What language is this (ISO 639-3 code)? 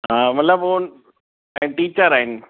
snd